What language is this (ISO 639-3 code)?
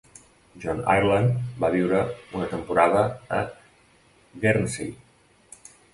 cat